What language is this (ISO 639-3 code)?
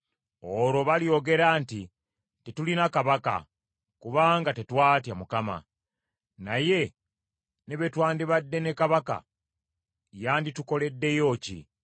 lug